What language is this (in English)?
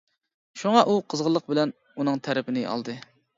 Uyghur